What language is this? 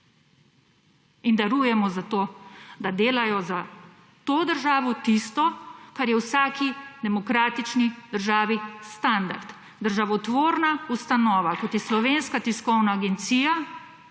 Slovenian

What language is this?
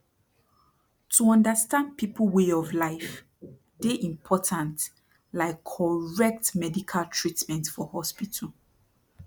Nigerian Pidgin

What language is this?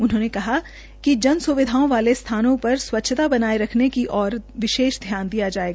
Hindi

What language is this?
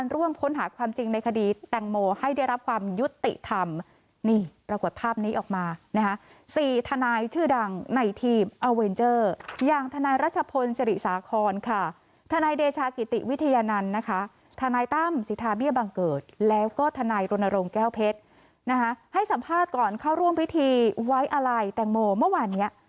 Thai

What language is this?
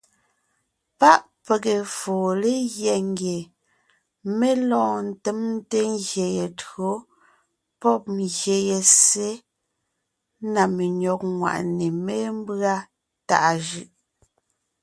Ngiemboon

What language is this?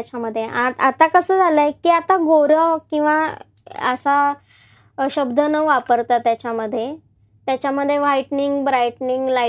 Marathi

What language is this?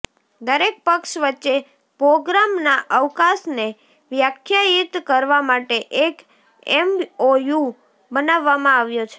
Gujarati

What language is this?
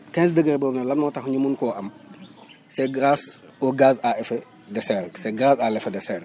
Wolof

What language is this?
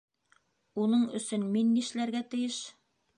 Bashkir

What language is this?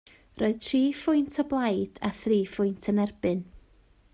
Welsh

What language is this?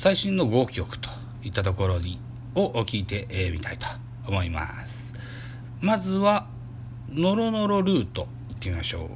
Japanese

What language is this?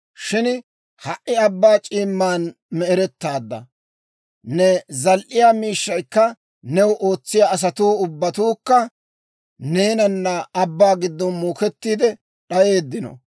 Dawro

